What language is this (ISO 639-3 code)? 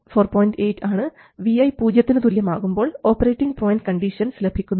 mal